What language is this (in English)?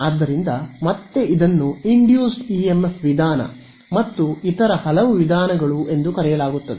Kannada